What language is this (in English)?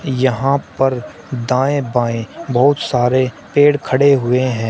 Hindi